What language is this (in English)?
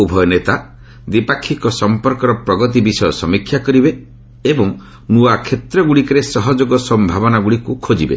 Odia